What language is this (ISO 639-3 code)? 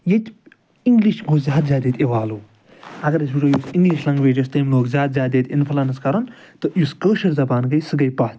kas